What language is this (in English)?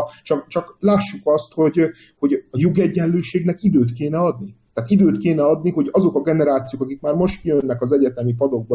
Hungarian